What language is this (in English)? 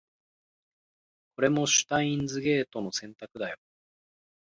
Japanese